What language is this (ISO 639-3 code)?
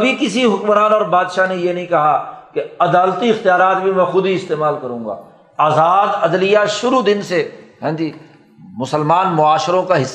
urd